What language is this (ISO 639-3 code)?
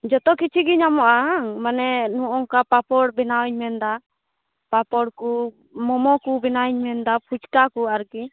sat